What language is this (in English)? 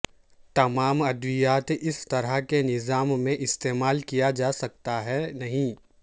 Urdu